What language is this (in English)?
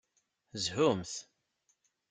Kabyle